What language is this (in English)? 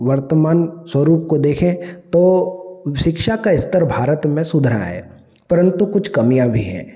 Hindi